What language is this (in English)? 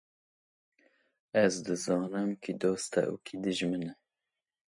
Kurdish